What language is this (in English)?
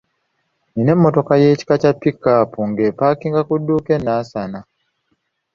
Ganda